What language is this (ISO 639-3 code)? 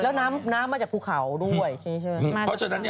tha